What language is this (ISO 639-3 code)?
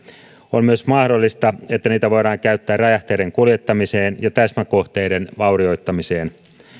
fin